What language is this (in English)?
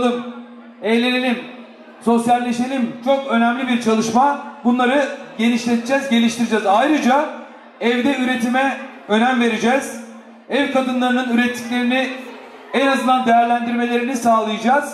Turkish